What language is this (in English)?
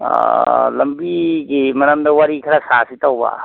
Manipuri